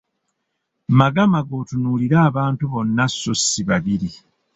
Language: Ganda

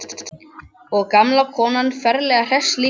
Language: Icelandic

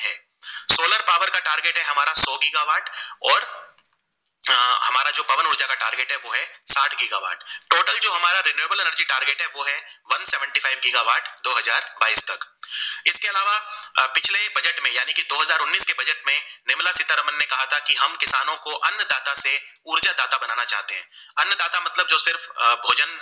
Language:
Gujarati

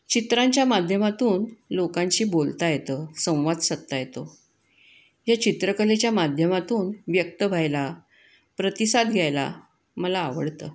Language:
Marathi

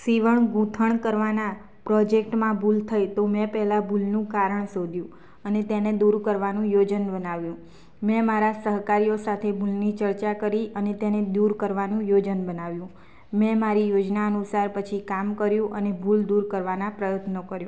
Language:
Gujarati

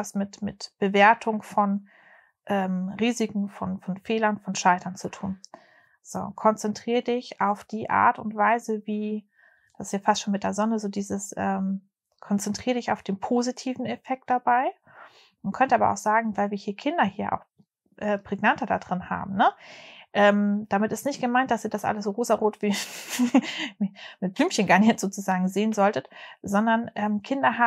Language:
German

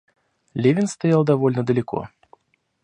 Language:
Russian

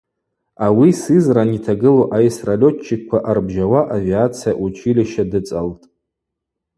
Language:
Abaza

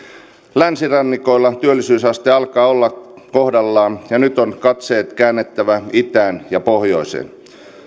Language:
Finnish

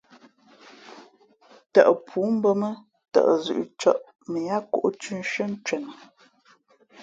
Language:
Fe'fe'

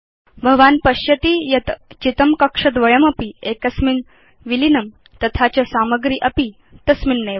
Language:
Sanskrit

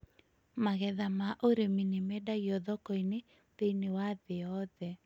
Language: Kikuyu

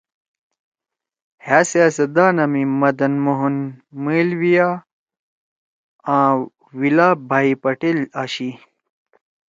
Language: Torwali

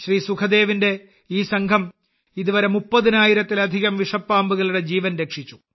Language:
Malayalam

